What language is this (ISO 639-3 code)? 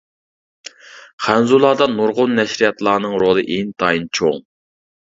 uig